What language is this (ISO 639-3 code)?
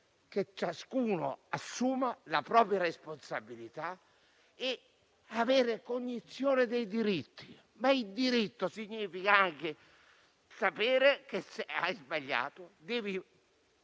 ita